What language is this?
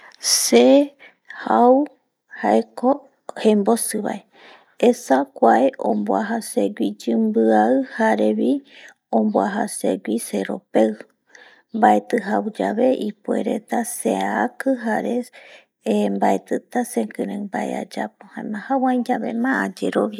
Eastern Bolivian Guaraní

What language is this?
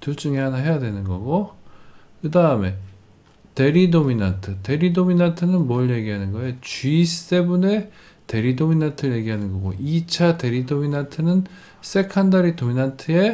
Korean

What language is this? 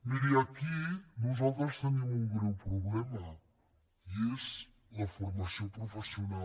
Catalan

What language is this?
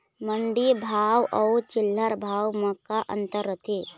Chhattisgarhi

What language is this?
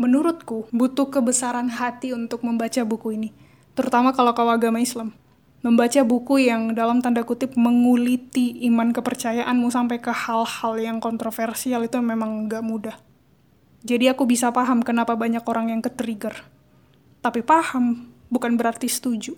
Indonesian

